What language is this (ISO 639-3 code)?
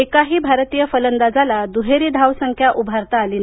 mar